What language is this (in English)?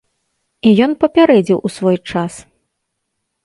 Belarusian